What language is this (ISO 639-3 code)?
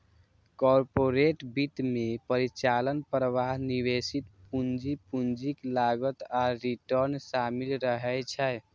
mai